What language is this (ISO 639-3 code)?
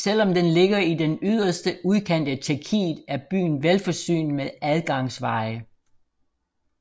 dan